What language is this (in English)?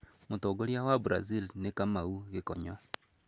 Kikuyu